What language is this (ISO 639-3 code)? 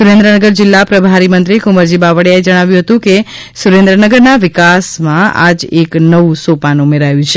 guj